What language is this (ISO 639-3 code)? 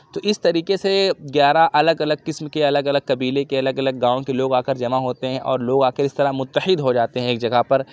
urd